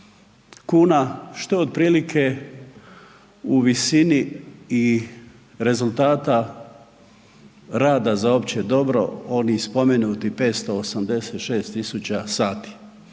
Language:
Croatian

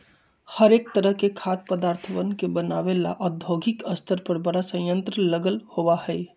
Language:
Magahi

